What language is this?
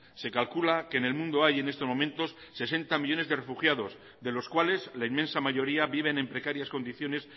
Spanish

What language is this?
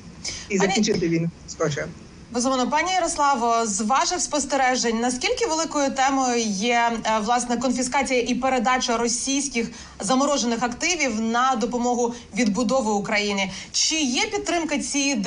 Ukrainian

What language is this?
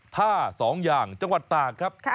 Thai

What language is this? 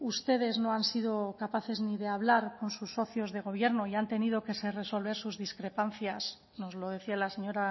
Spanish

